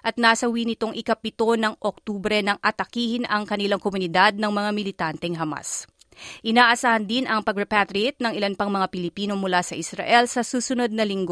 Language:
Filipino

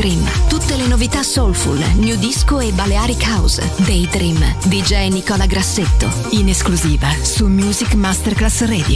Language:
Italian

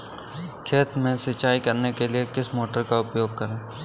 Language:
Hindi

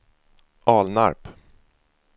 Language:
Swedish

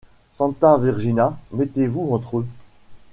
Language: French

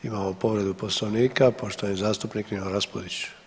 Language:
Croatian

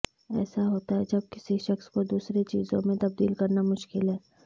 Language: Urdu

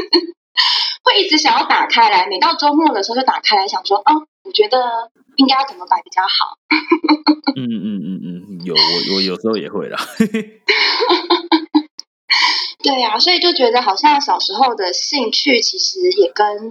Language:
Chinese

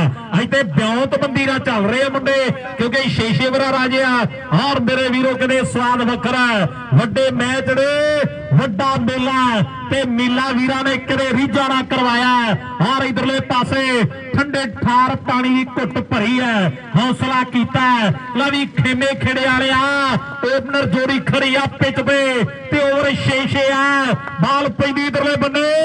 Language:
Punjabi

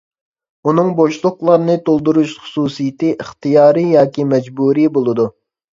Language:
Uyghur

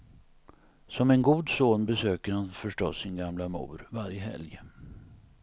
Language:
Swedish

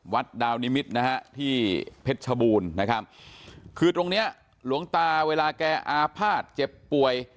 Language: Thai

